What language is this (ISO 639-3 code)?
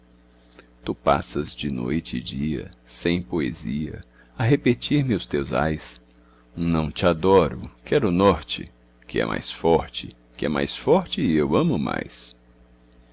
por